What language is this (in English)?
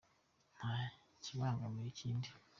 Kinyarwanda